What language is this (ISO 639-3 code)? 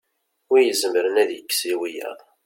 kab